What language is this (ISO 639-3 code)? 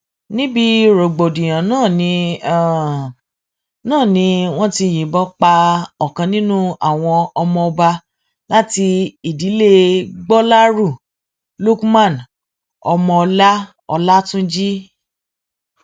yor